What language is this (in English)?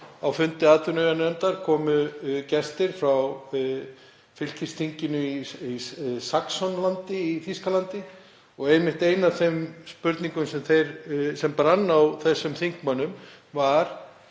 Icelandic